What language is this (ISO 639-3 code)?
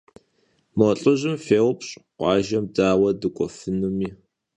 kbd